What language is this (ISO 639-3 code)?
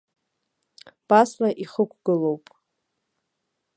abk